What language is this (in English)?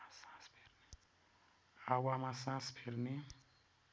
Nepali